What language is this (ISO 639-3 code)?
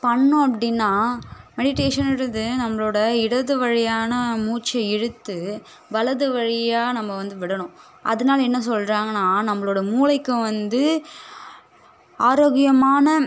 tam